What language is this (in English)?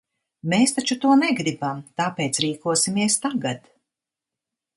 Latvian